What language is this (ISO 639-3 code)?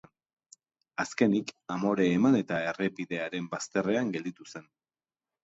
eus